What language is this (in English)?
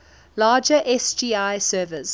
English